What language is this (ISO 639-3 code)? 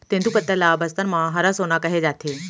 hne